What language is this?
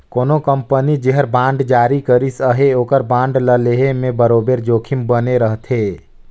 Chhattisgarhi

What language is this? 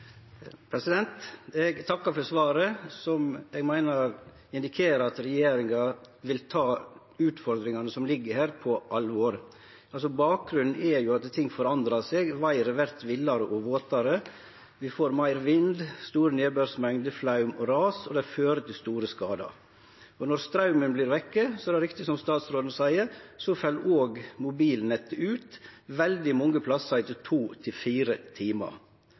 Norwegian Nynorsk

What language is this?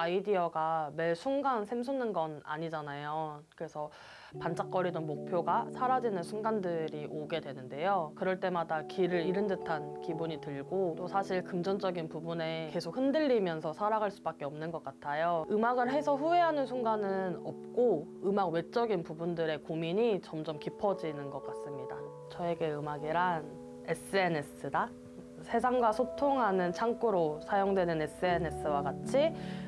Korean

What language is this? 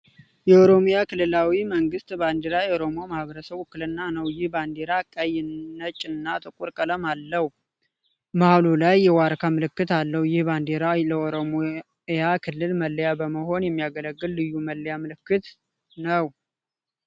Amharic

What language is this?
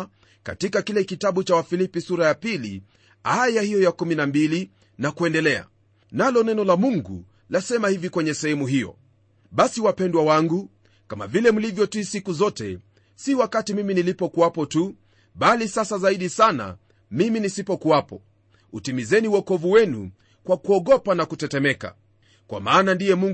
Swahili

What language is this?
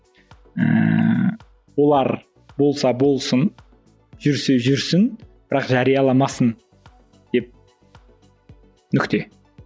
Kazakh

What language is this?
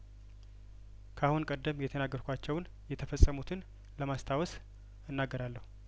Amharic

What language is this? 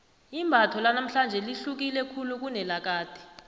South Ndebele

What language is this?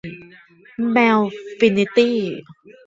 Thai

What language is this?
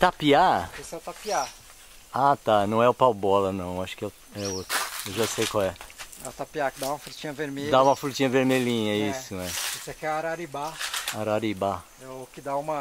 Portuguese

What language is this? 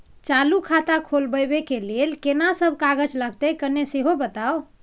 Maithili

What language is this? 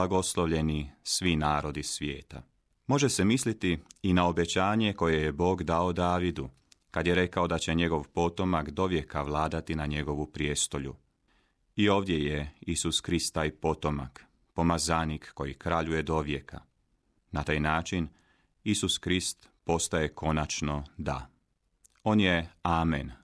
Croatian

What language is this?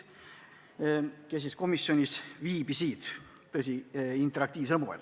Estonian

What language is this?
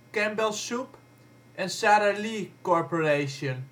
Dutch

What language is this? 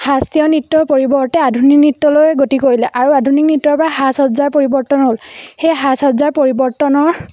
Assamese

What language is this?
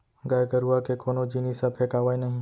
Chhattisgarhi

